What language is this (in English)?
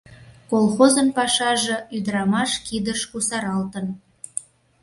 Mari